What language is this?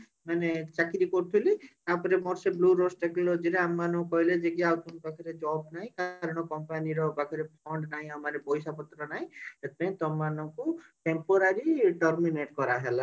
Odia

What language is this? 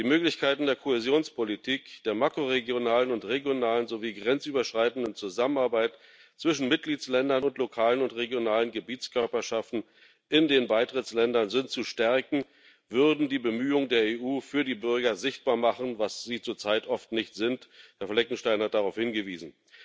German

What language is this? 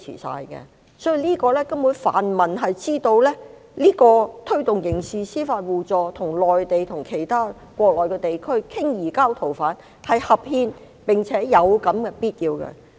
Cantonese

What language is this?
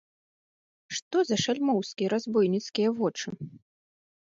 Belarusian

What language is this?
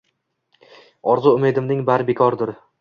Uzbek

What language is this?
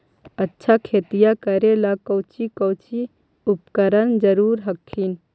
Magahi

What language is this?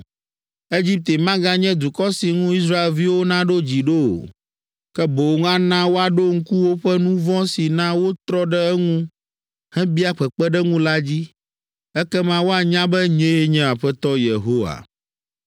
Ewe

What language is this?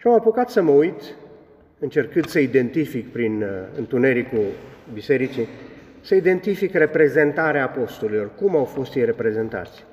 Romanian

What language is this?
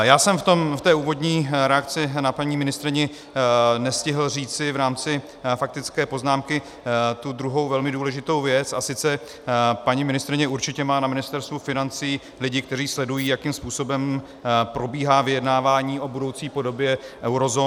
Czech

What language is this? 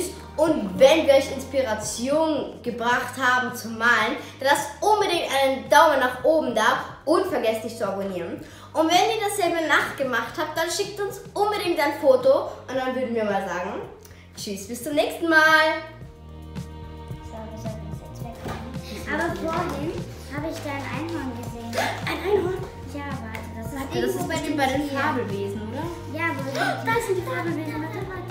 German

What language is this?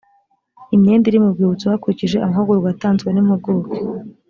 Kinyarwanda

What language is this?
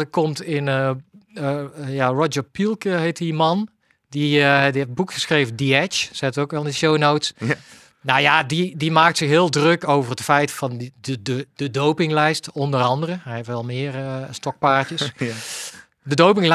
Dutch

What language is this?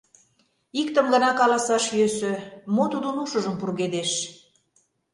Mari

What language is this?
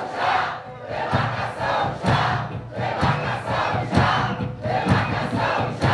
Portuguese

